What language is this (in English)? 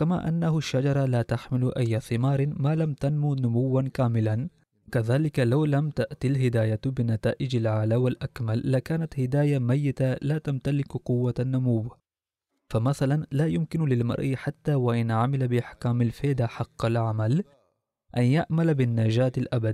Arabic